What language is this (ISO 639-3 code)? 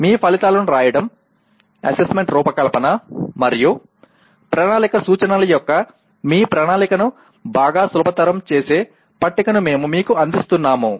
tel